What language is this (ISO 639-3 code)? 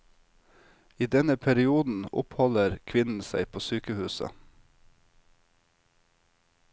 nor